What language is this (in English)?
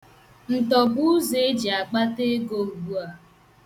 Igbo